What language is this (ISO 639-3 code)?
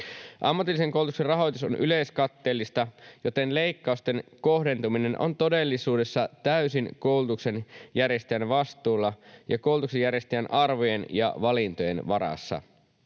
fin